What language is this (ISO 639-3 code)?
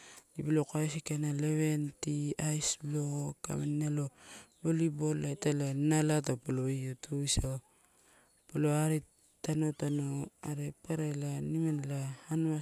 ttu